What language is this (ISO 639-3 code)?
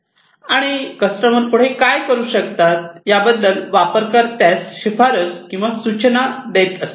mar